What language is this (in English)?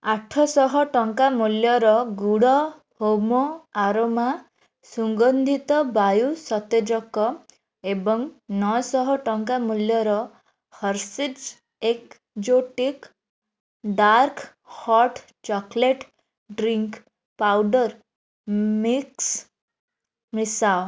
Odia